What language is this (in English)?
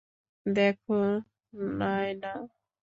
Bangla